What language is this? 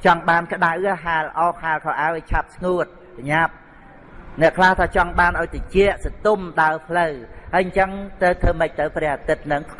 Vietnamese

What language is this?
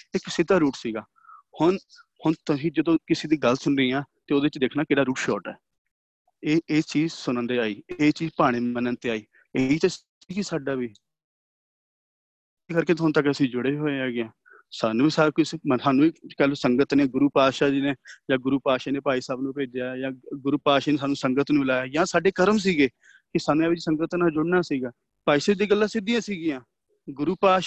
Punjabi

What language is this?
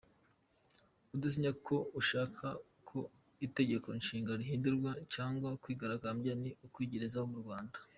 Kinyarwanda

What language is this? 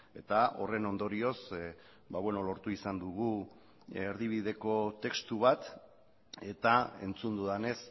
Basque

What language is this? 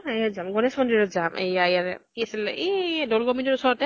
Assamese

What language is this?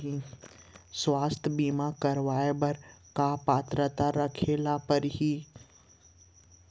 Chhattisgarhi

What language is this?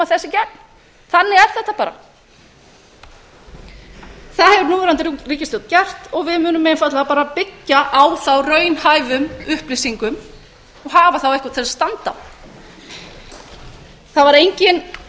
Icelandic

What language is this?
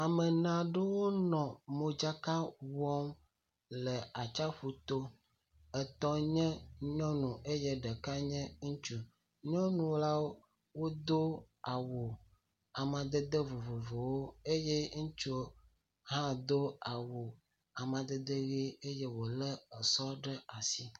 Ewe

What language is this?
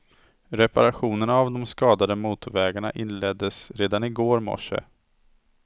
Swedish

